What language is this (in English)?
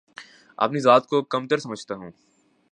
Urdu